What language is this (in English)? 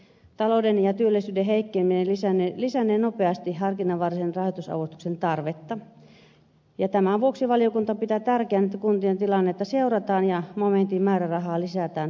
Finnish